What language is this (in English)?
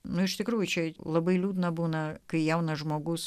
Lithuanian